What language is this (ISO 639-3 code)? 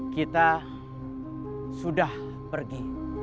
ind